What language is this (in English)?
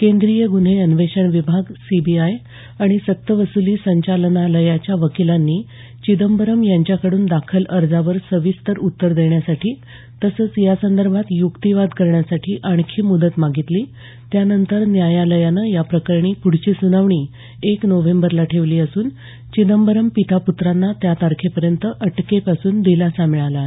Marathi